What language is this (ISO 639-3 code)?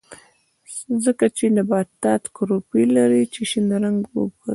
pus